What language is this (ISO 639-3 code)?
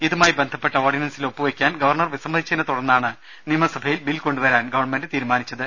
mal